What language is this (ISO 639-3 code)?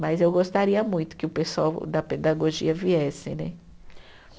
por